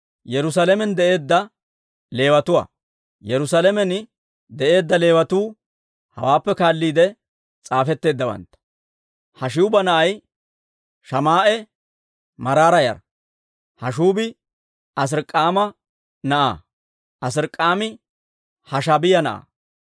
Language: Dawro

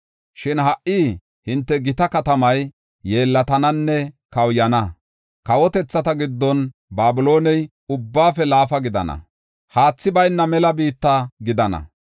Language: Gofa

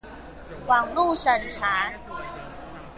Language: Chinese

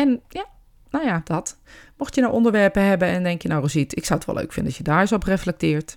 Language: Dutch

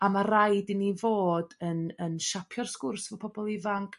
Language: Welsh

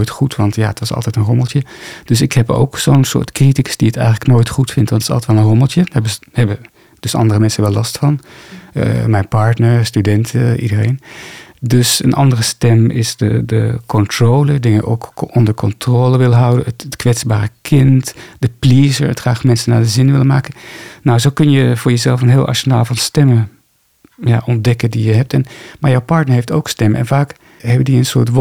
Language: Dutch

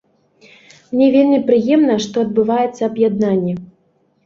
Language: Belarusian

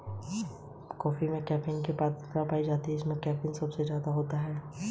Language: Hindi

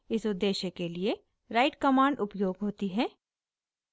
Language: Hindi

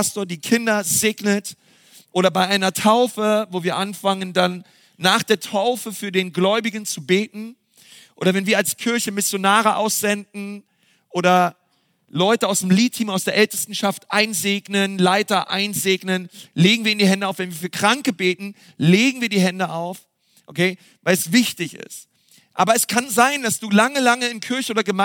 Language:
German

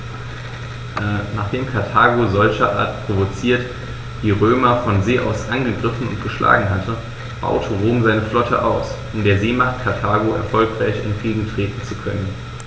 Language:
German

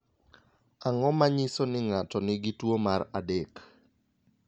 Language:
Luo (Kenya and Tanzania)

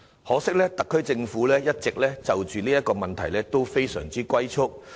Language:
Cantonese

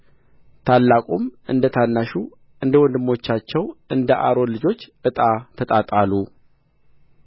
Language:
Amharic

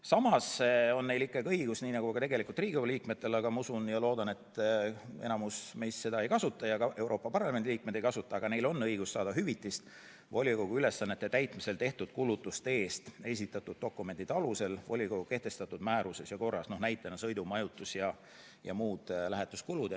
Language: Estonian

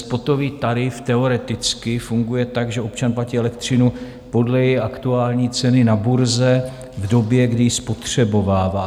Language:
Czech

